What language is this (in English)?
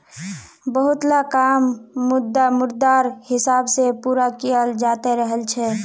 Magahi